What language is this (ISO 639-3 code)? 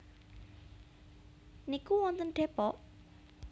jav